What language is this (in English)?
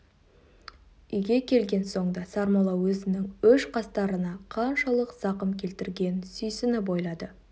Kazakh